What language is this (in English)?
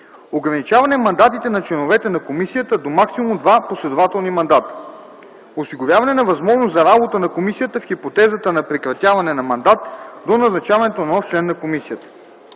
Bulgarian